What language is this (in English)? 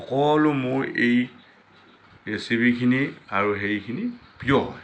Assamese